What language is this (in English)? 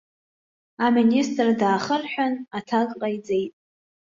Abkhazian